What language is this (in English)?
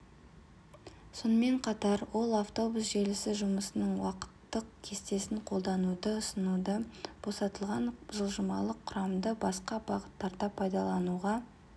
Kazakh